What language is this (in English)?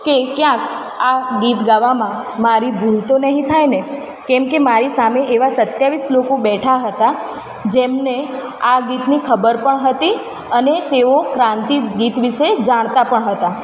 Gujarati